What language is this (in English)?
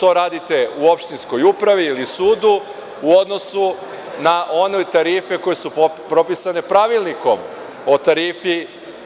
Serbian